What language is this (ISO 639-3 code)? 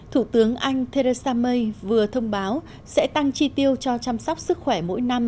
vie